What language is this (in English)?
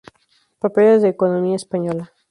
Spanish